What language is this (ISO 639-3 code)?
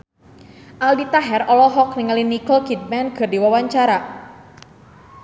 sun